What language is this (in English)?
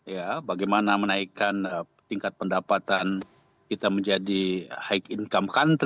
Indonesian